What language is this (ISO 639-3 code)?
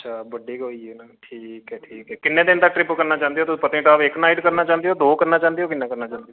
doi